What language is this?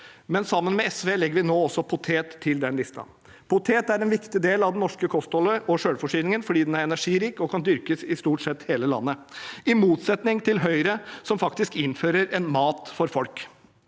Norwegian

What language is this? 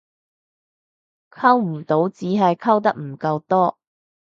Cantonese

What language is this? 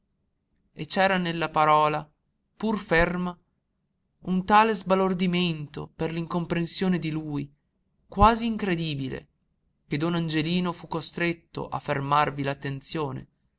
Italian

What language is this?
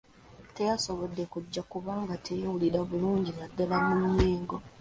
Ganda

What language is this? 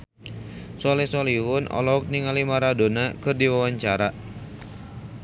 Sundanese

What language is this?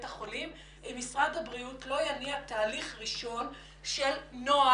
Hebrew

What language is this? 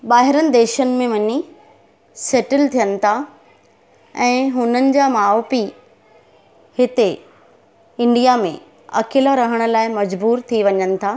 Sindhi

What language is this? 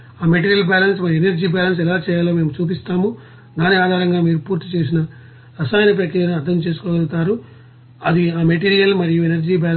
Telugu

